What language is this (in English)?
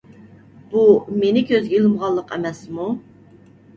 Uyghur